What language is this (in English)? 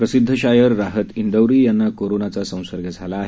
Marathi